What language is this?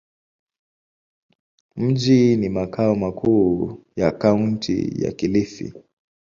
Swahili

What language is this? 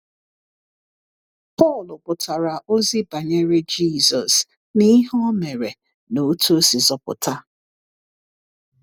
Igbo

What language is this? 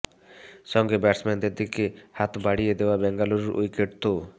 Bangla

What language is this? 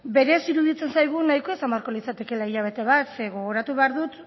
Basque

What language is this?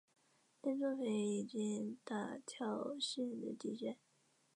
Chinese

